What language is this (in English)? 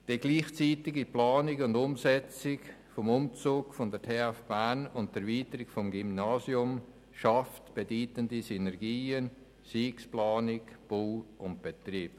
Swiss German